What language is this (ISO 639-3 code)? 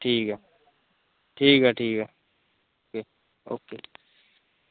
doi